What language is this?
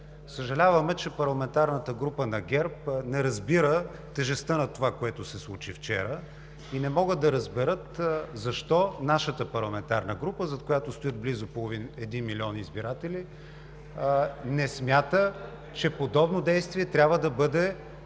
Bulgarian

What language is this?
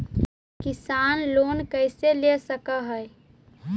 Magahi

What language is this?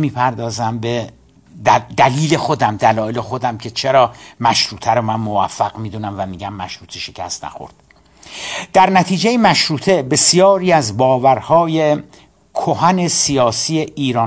Persian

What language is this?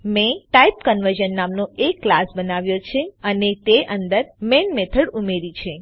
Gujarati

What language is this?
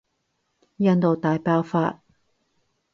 Cantonese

